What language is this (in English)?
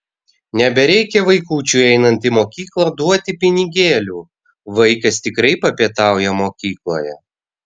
Lithuanian